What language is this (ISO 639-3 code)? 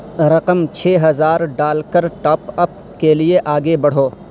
urd